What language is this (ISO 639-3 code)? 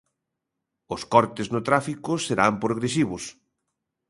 glg